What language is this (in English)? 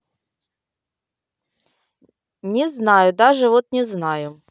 Russian